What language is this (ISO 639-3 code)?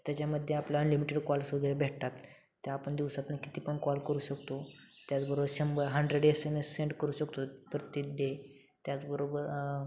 mar